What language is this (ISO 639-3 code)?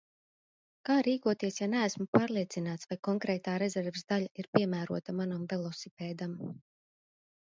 lav